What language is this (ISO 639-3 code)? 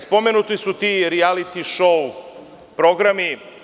srp